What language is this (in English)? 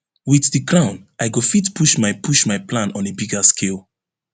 Nigerian Pidgin